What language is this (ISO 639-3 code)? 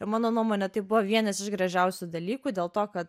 lit